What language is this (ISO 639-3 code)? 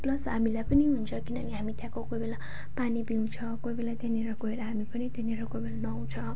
nep